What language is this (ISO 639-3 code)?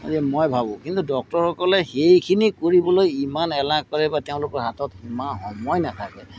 asm